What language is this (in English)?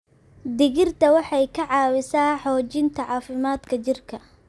Somali